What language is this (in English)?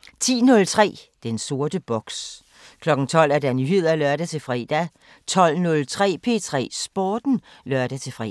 Danish